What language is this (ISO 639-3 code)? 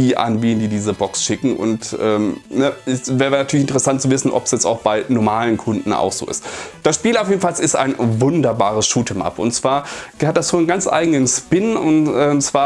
deu